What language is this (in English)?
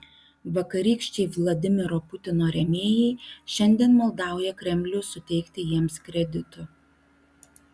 Lithuanian